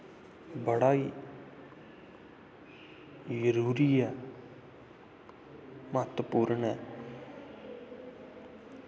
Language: Dogri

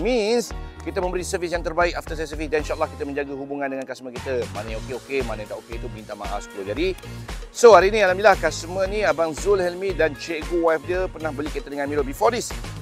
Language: Malay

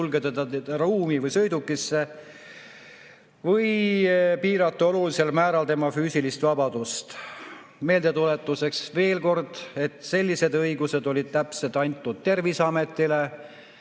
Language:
Estonian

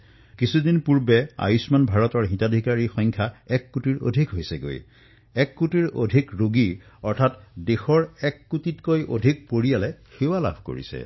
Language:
Assamese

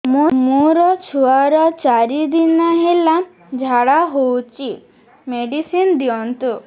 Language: Odia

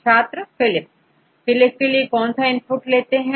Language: Hindi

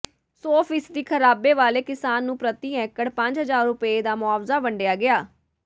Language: Punjabi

